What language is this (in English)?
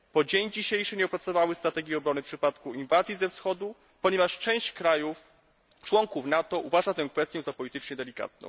Polish